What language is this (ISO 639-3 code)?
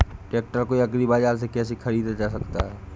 hin